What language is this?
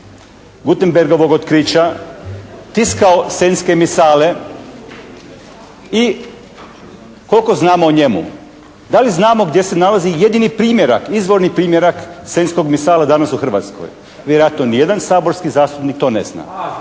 Croatian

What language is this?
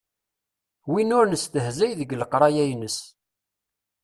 Kabyle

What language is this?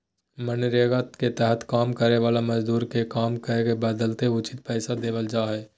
Magahi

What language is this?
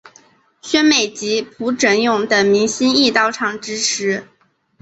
Chinese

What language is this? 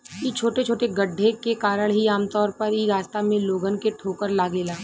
Bhojpuri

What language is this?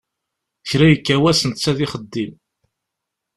Kabyle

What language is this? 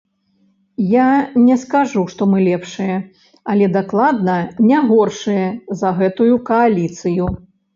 Belarusian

